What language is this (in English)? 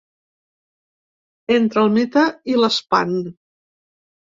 Catalan